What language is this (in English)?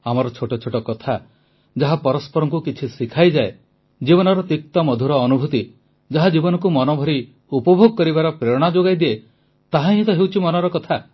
Odia